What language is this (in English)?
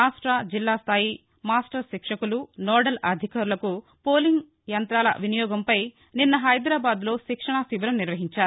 Telugu